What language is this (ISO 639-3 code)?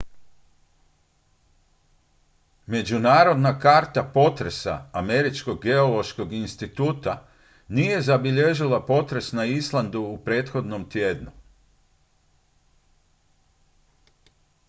hrv